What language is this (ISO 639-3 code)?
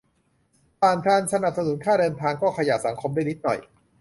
tha